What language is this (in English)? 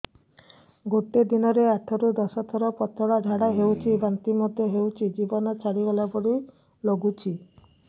Odia